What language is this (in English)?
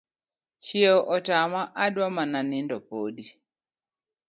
Luo (Kenya and Tanzania)